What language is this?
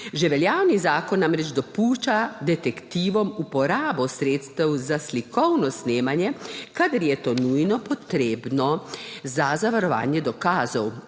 Slovenian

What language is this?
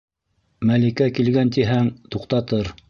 Bashkir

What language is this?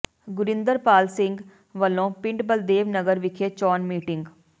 Punjabi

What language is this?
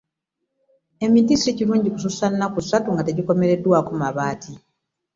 Ganda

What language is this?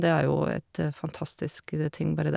Norwegian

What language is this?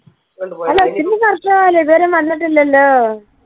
Malayalam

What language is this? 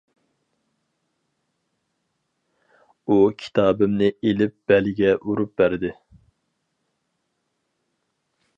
Uyghur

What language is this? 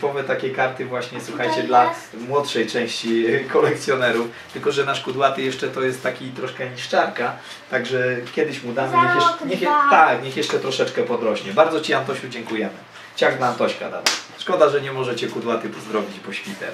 Polish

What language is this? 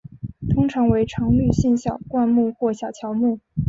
Chinese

